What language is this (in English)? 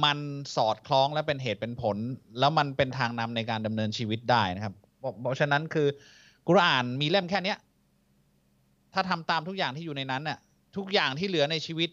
Thai